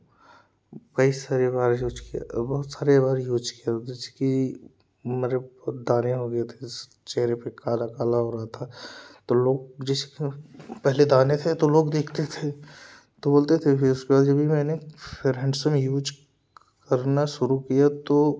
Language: Hindi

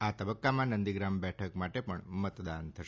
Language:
Gujarati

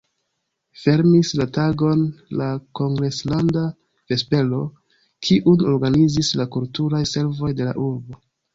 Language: Esperanto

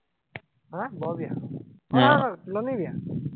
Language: Assamese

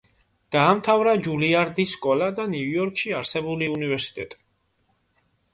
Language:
Georgian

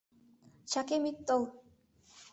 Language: Mari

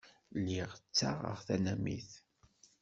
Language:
Kabyle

